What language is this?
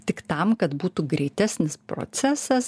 Lithuanian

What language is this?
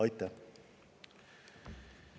Estonian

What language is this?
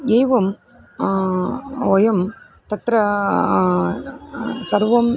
Sanskrit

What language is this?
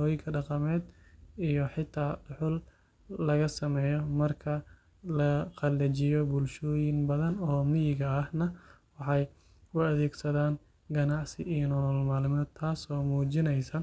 Somali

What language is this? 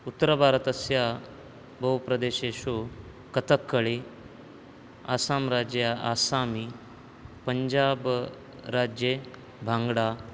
Sanskrit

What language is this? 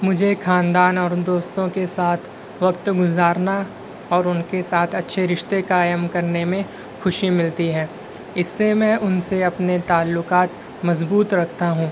Urdu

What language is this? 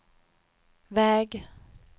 Swedish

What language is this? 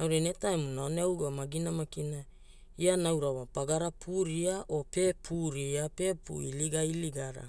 Hula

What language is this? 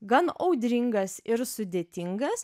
Lithuanian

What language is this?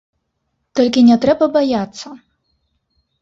Belarusian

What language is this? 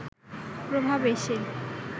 Bangla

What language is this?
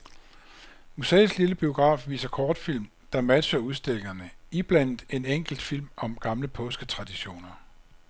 Danish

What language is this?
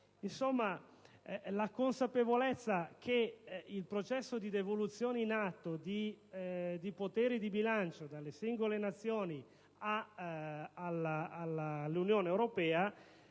Italian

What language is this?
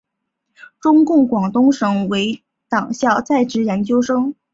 Chinese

